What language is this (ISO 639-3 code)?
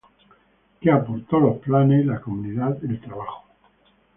spa